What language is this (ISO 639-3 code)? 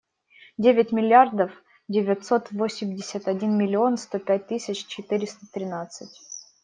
rus